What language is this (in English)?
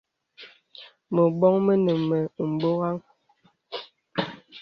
Bebele